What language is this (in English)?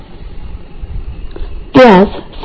Marathi